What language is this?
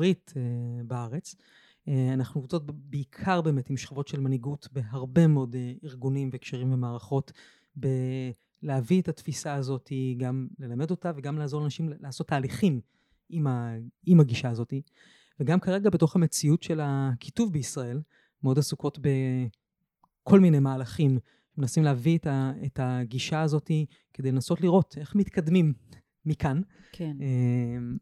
Hebrew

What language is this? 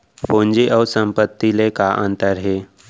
Chhattisgarhi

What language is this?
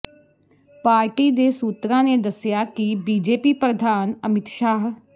Punjabi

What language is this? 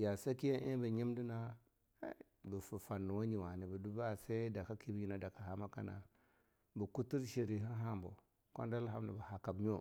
Longuda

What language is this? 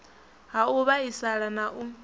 Venda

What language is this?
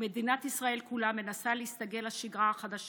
Hebrew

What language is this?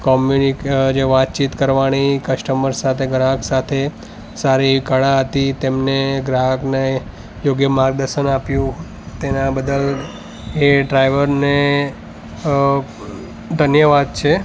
Gujarati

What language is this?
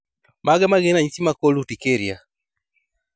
Luo (Kenya and Tanzania)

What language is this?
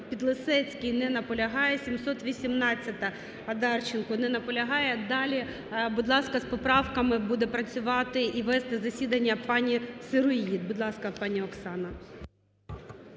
Ukrainian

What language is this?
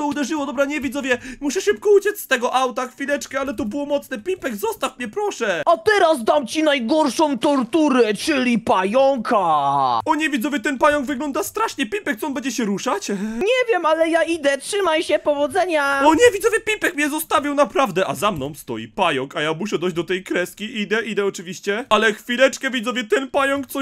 Polish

